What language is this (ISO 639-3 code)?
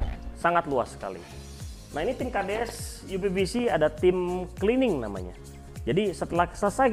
ind